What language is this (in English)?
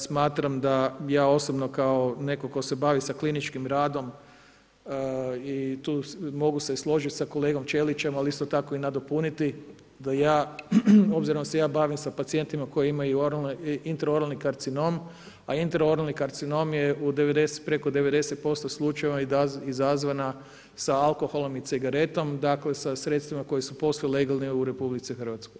Croatian